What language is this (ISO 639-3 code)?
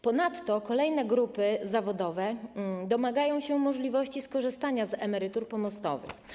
pol